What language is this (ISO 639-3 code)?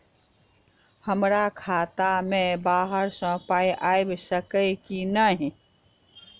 mai